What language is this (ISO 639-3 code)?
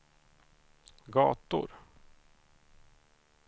swe